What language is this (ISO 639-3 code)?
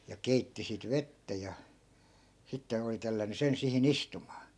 fin